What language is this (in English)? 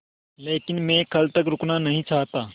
Hindi